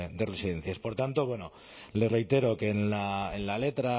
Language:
Spanish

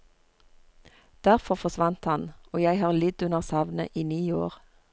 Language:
Norwegian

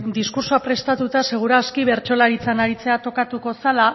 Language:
Basque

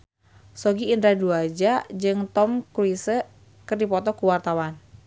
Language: Sundanese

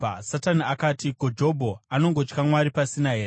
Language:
Shona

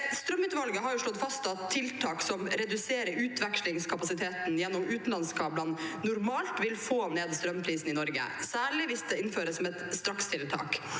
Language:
Norwegian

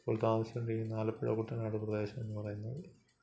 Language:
Malayalam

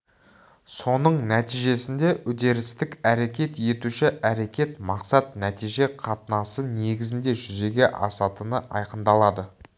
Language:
Kazakh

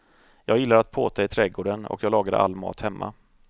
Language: Swedish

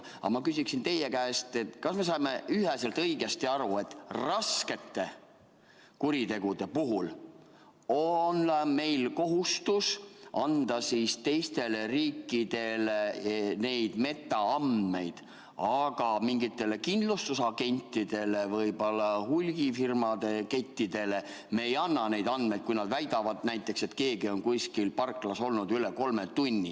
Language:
Estonian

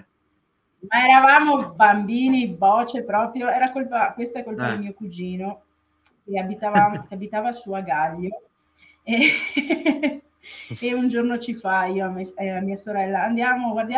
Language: Italian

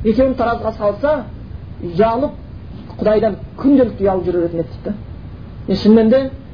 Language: Bulgarian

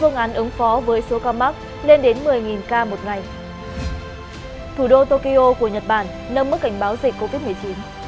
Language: Vietnamese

